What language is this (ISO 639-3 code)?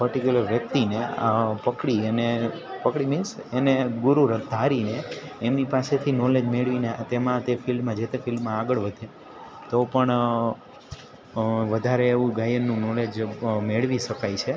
guj